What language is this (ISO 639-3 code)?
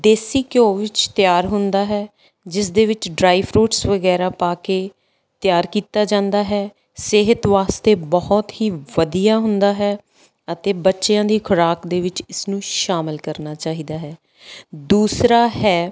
pan